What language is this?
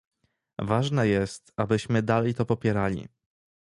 Polish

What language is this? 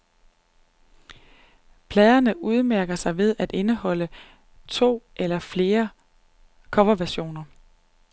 Danish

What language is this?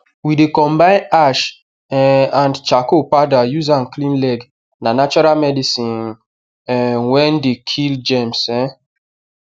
Nigerian Pidgin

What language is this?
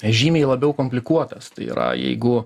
Lithuanian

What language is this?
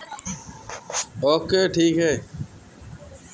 Bhojpuri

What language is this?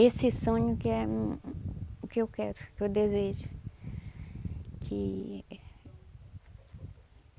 Portuguese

